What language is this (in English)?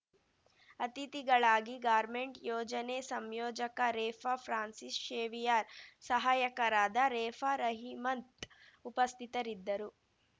Kannada